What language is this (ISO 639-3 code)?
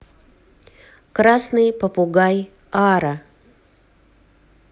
rus